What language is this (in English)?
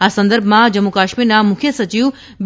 Gujarati